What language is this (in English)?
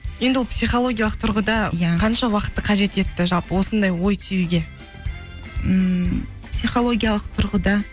Kazakh